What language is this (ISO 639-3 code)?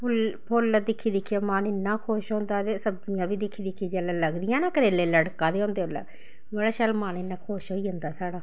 doi